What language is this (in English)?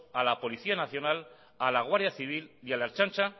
Spanish